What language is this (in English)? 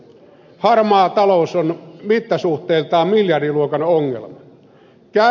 Finnish